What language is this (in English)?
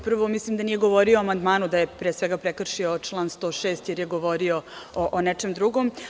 Serbian